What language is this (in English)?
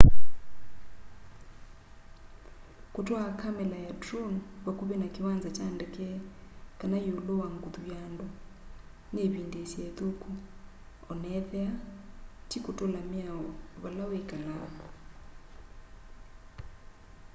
Kamba